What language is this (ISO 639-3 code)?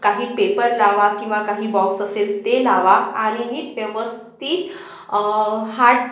mar